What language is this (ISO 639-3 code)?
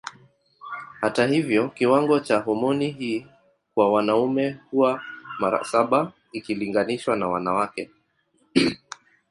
swa